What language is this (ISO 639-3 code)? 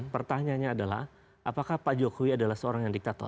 ind